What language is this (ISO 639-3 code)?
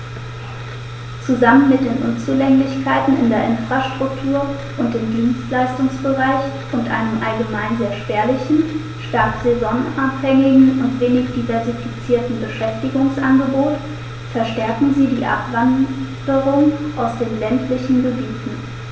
deu